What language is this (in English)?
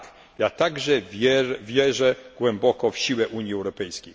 Polish